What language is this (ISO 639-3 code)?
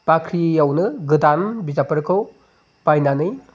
brx